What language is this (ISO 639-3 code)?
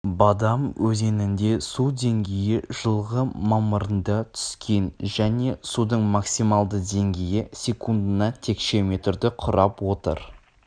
kaz